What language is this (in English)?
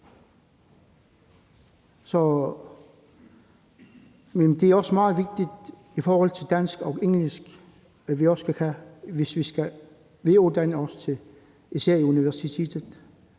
Danish